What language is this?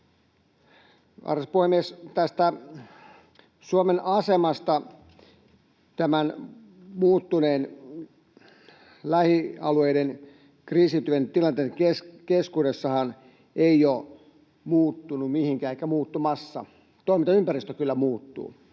Finnish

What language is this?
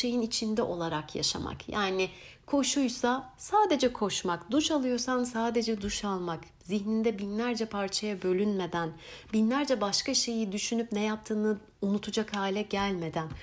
Turkish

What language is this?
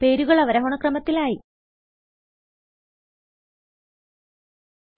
Malayalam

